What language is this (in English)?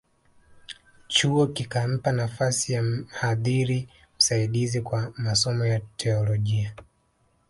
Swahili